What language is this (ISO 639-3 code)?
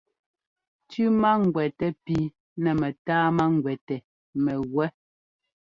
jgo